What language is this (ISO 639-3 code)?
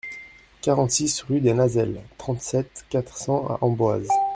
fra